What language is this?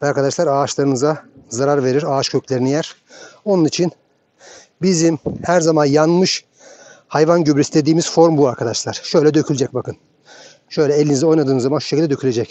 Turkish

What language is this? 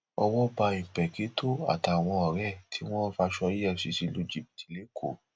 Yoruba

